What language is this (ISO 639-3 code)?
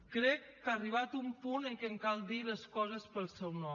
cat